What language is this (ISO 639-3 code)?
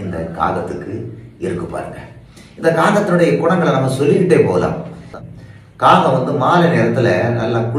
ron